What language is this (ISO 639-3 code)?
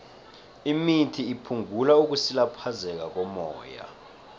nbl